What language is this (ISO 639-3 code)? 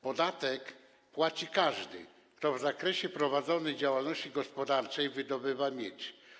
pol